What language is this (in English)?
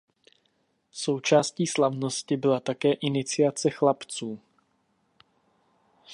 Czech